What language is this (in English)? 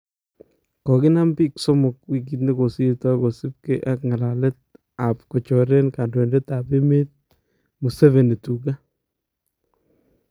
Kalenjin